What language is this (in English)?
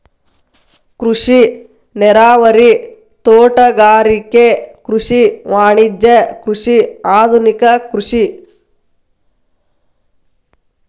Kannada